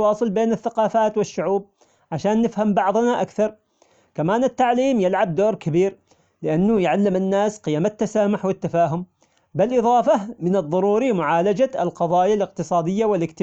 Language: Omani Arabic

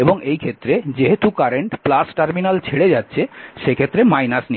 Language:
Bangla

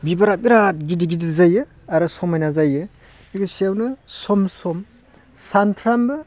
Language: Bodo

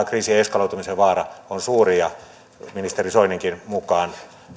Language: Finnish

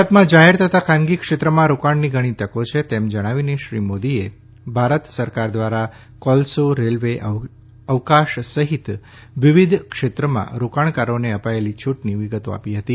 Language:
Gujarati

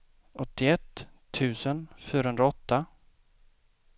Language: Swedish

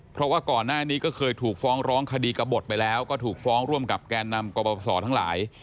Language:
Thai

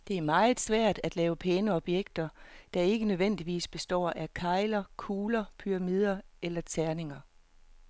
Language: Danish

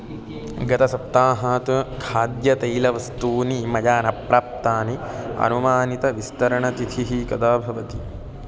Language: Sanskrit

